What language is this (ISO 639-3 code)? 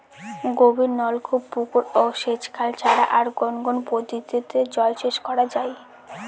ben